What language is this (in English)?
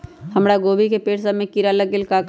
Magahi